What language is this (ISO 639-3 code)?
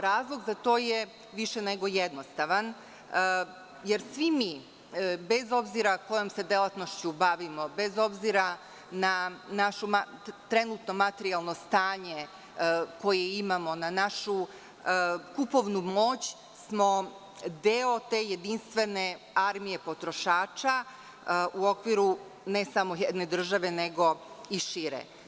srp